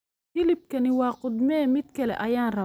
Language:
Somali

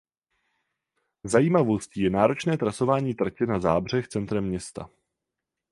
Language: Czech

